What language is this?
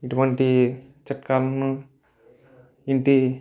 Telugu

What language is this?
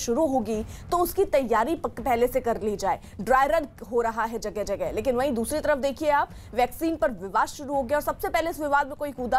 Hindi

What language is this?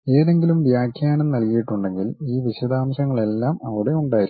Malayalam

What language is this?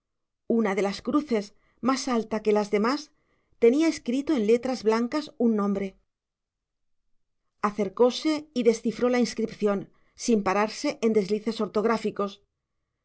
Spanish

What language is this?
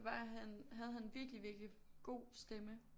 Danish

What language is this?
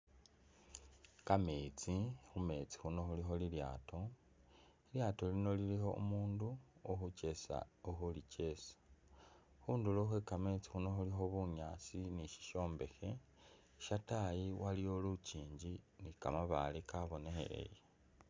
Masaaba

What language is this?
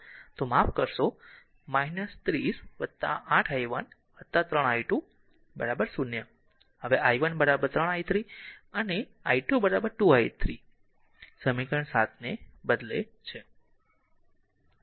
Gujarati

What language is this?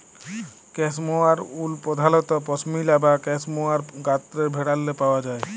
Bangla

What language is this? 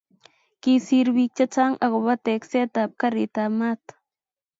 Kalenjin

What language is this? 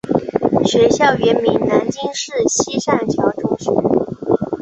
Chinese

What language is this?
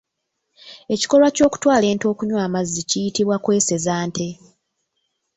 Ganda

